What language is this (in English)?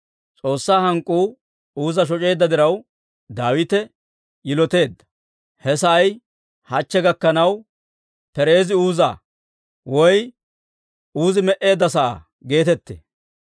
Dawro